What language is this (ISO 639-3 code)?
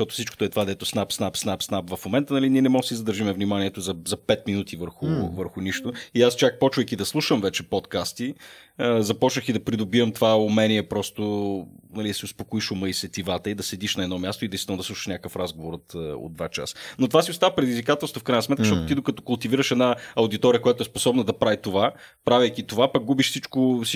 bul